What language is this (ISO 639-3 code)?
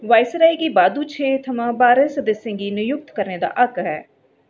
doi